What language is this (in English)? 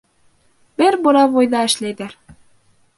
Bashkir